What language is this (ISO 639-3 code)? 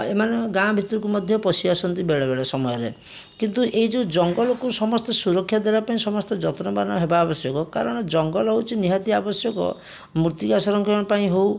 ori